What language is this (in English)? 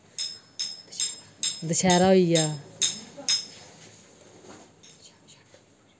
Dogri